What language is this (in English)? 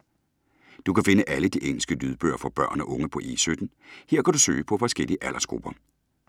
Danish